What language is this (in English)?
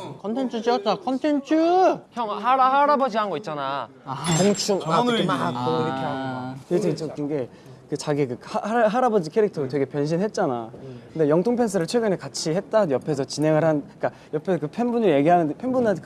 Korean